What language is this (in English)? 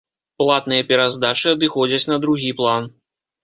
Belarusian